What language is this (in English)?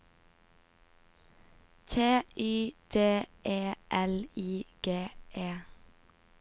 Norwegian